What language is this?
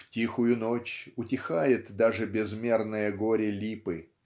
Russian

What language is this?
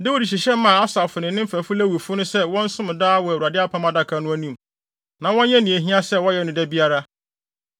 Akan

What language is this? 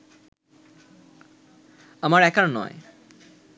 Bangla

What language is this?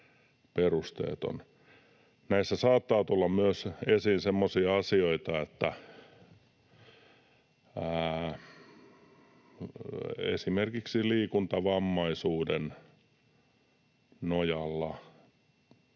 Finnish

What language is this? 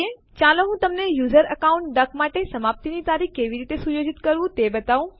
Gujarati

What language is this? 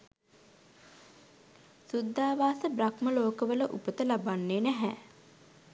Sinhala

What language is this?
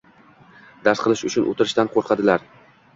Uzbek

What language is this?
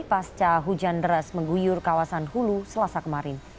Indonesian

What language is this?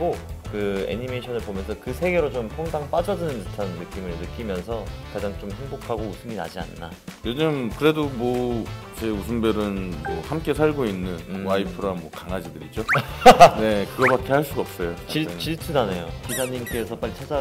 Korean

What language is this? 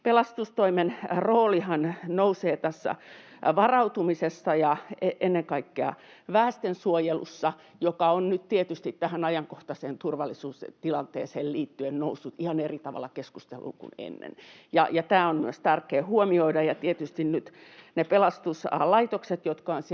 Finnish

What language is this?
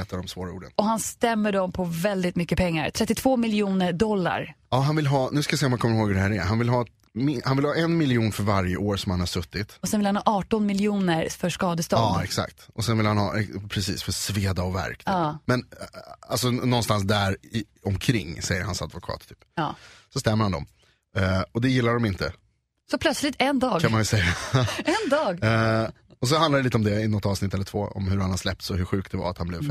Swedish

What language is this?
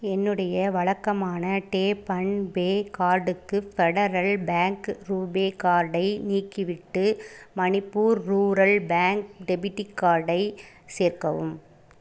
Tamil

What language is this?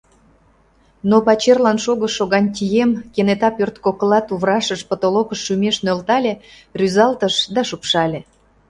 Mari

